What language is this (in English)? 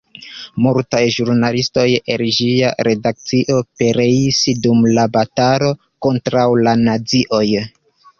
Esperanto